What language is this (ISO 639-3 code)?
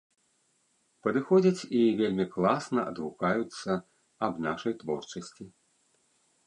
bel